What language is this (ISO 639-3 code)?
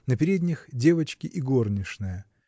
rus